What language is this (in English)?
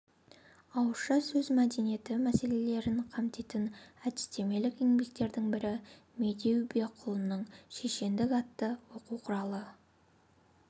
Kazakh